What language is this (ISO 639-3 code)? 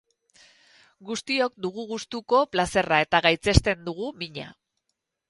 eus